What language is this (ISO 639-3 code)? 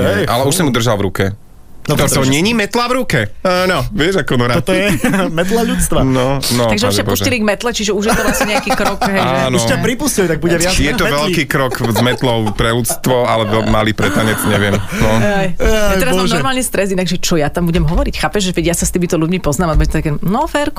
slk